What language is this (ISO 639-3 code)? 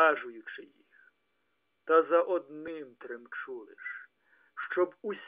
ukr